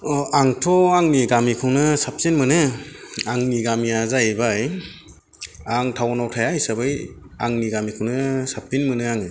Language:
Bodo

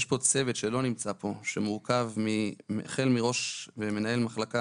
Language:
Hebrew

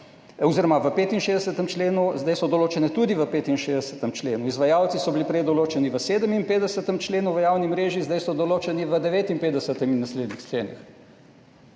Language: Slovenian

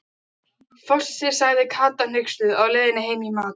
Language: Icelandic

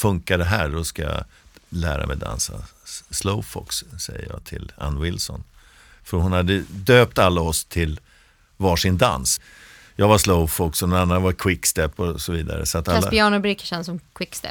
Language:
Swedish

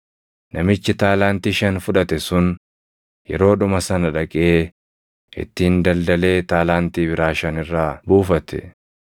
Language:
Oromo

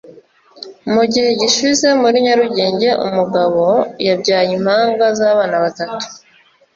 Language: Kinyarwanda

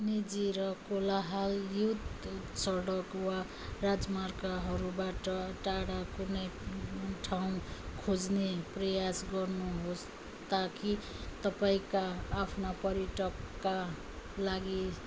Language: Nepali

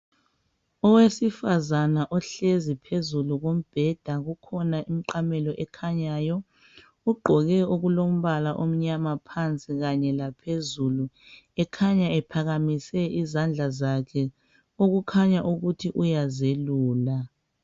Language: North Ndebele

